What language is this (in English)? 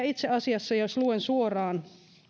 Finnish